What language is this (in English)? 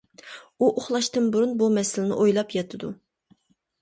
Uyghur